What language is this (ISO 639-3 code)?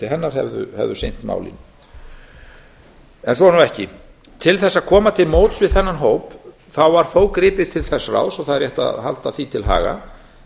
isl